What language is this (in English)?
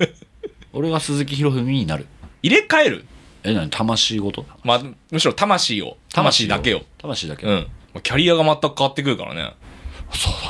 Japanese